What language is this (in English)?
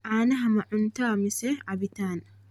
Somali